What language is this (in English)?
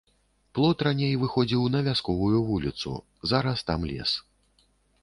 Belarusian